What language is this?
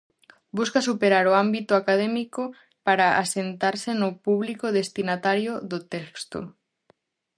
Galician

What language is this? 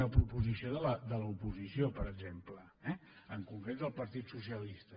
Catalan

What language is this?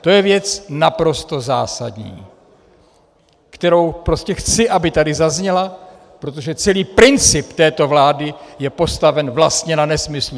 Czech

